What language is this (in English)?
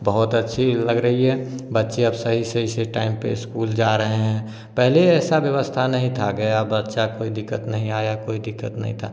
Hindi